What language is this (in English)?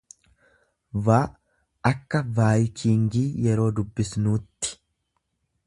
Oromo